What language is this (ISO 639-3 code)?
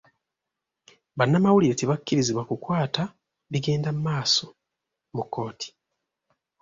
lug